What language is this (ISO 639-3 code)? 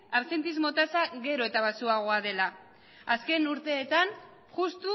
eus